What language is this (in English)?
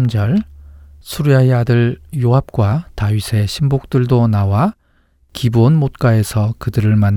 Korean